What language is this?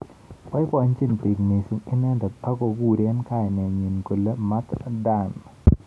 Kalenjin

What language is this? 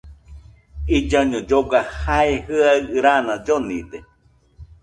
Nüpode Huitoto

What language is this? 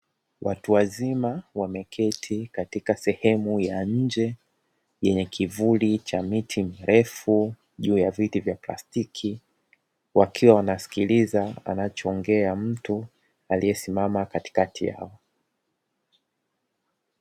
Swahili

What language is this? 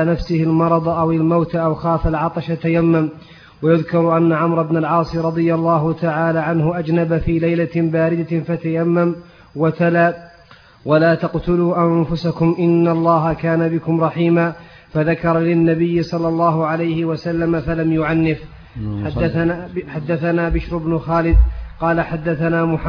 Arabic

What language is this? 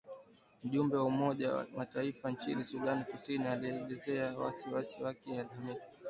Swahili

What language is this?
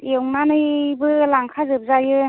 Bodo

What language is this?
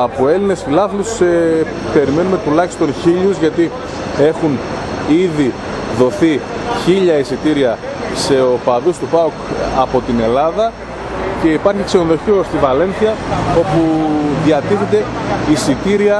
Greek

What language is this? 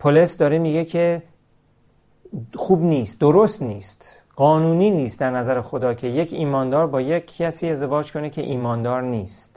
Persian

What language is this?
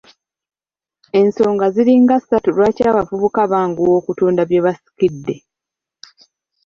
Ganda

